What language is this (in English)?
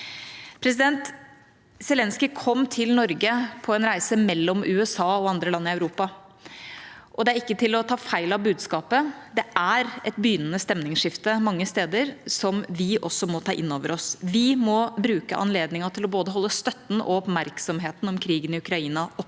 Norwegian